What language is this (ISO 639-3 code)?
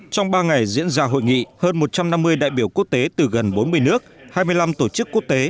vie